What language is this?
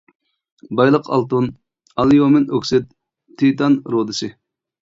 Uyghur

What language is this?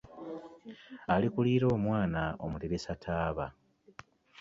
Ganda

